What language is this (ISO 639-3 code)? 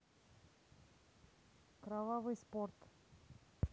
rus